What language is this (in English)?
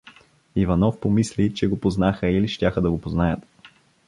Bulgarian